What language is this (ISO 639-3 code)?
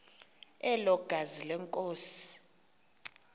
xho